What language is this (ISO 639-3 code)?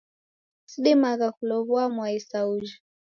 dav